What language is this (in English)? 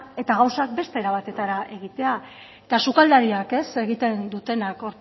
Basque